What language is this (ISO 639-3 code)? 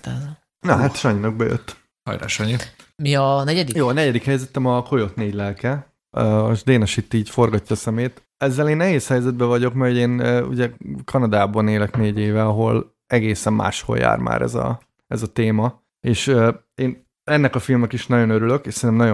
hun